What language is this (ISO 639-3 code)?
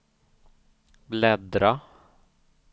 swe